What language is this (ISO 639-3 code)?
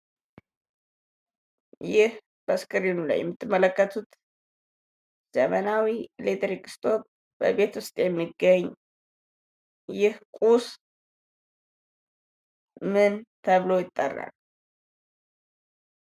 amh